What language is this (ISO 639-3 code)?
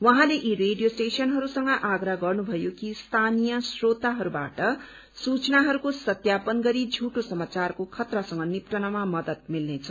nep